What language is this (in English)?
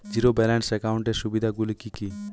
Bangla